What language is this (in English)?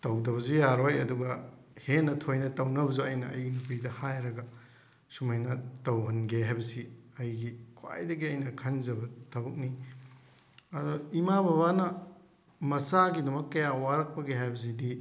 Manipuri